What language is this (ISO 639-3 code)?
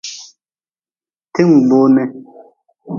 nmz